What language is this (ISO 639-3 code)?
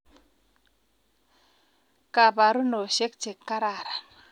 kln